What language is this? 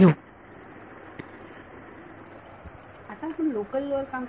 Marathi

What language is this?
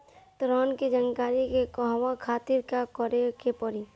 Bhojpuri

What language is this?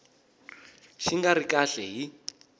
Tsonga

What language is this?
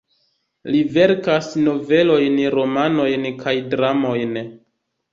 Esperanto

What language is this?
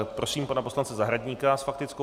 Czech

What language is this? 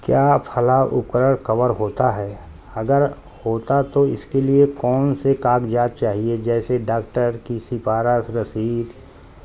Urdu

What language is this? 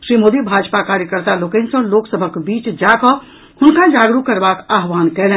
Maithili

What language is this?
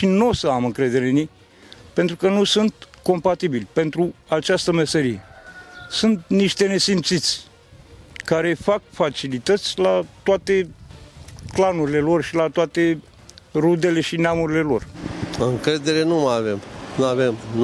Romanian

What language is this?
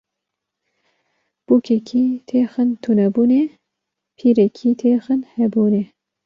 Kurdish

